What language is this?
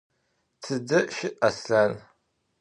Adyghe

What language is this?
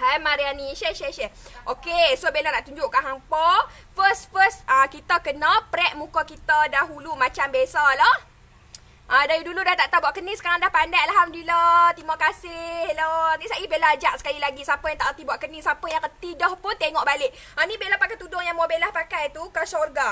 Malay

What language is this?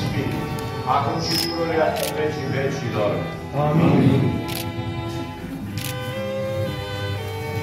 Romanian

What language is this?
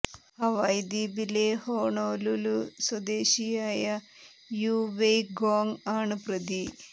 Malayalam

